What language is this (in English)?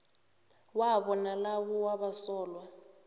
South Ndebele